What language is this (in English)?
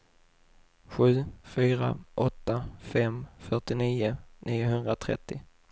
Swedish